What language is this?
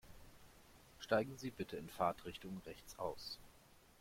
German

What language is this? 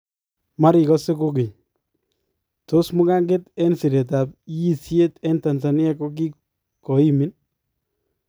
Kalenjin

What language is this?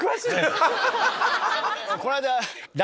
Japanese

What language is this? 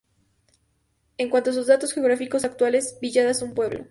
Spanish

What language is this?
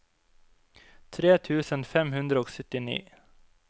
Norwegian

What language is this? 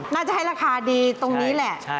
Thai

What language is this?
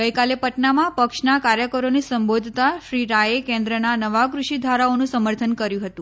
Gujarati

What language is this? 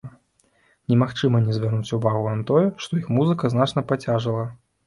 Belarusian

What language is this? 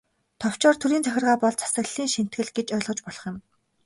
Mongolian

